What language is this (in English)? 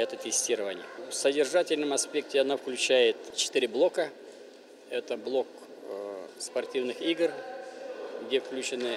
Russian